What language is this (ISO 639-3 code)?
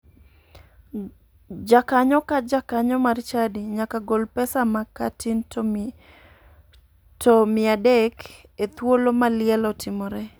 luo